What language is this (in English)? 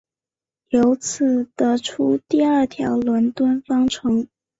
Chinese